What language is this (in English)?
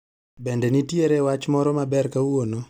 Luo (Kenya and Tanzania)